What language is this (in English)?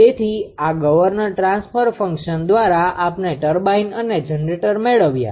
Gujarati